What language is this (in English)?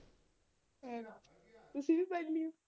Punjabi